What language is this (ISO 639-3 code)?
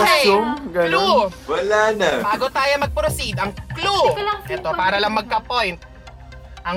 fil